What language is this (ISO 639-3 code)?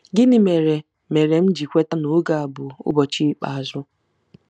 ibo